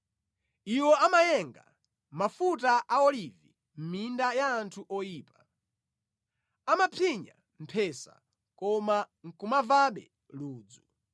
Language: Nyanja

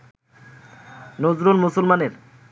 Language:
Bangla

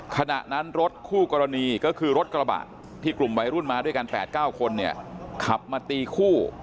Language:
Thai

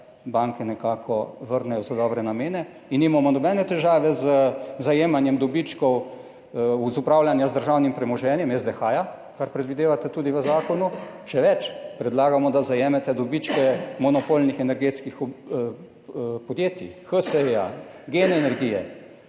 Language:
Slovenian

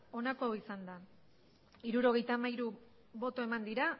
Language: Basque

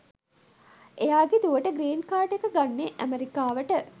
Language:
Sinhala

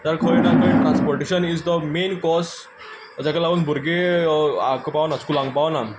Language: Konkani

